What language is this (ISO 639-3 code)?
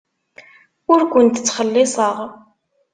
kab